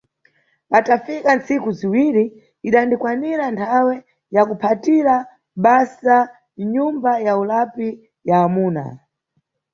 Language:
Nyungwe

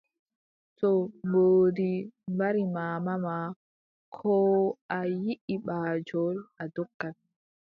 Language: Adamawa Fulfulde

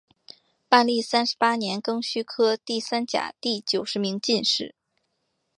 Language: Chinese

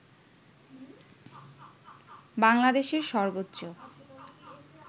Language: Bangla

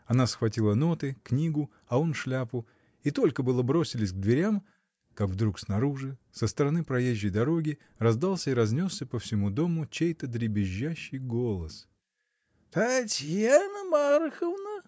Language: Russian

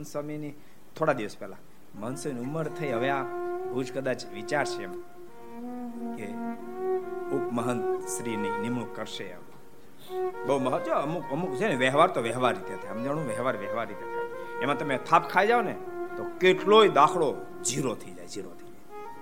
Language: Gujarati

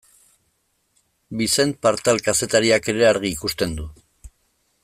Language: Basque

